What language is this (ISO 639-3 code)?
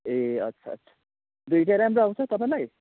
nep